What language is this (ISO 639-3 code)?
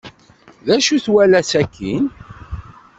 kab